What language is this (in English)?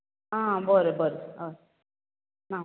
Konkani